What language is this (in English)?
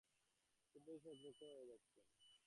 Bangla